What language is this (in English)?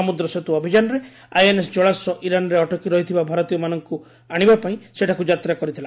Odia